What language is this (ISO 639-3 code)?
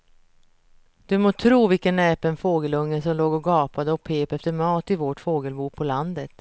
swe